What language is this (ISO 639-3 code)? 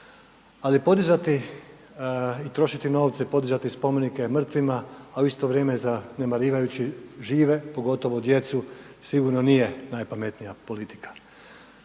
hrv